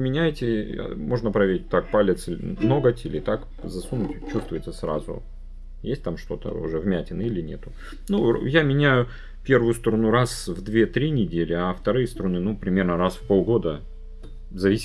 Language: Russian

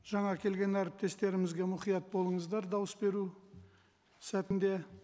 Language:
Kazakh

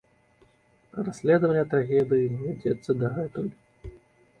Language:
Belarusian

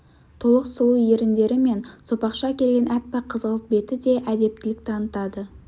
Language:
Kazakh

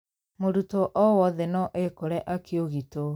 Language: Kikuyu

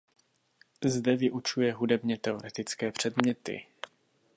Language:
Czech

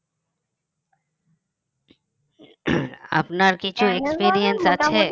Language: Bangla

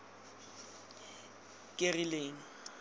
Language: Tswana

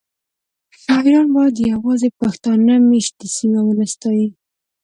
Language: Pashto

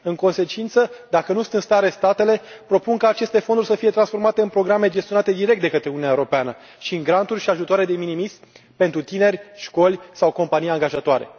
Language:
Romanian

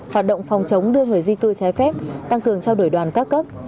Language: Vietnamese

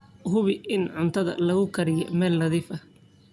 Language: Somali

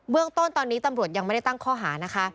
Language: Thai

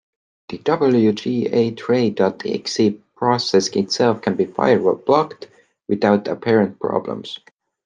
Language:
English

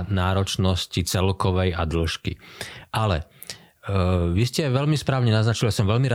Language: Slovak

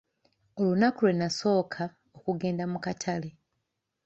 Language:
Ganda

